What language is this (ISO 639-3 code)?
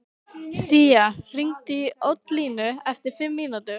isl